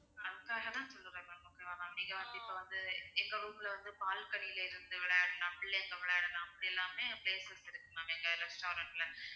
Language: Tamil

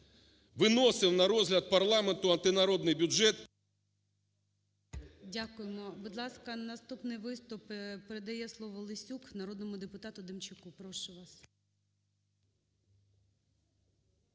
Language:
Ukrainian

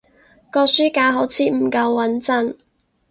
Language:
Cantonese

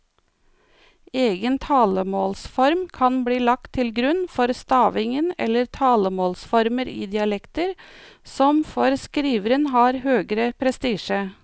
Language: Norwegian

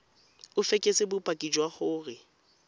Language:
Tswana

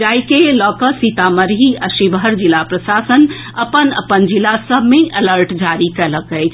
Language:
Maithili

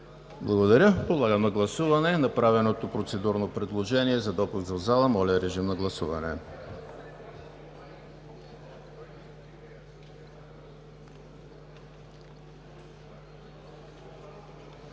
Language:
Bulgarian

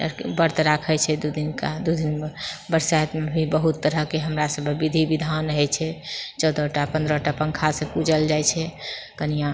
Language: Maithili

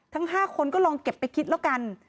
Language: Thai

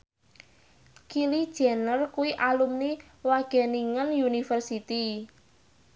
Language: Javanese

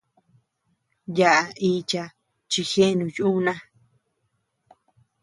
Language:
Tepeuxila Cuicatec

